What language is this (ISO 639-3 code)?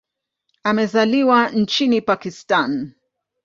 swa